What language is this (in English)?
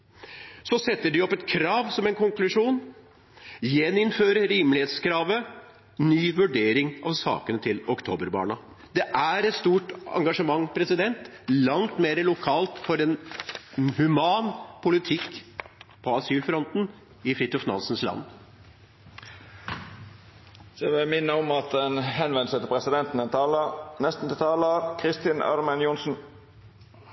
Norwegian